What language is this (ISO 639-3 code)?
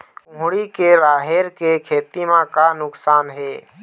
hne